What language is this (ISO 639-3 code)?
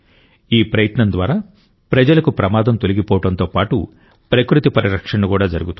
tel